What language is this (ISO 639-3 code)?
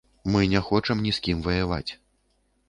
bel